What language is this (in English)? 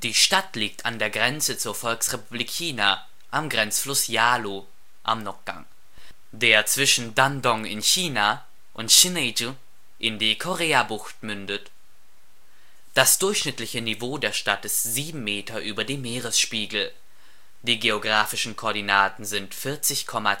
German